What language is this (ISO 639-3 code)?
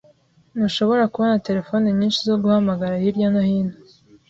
kin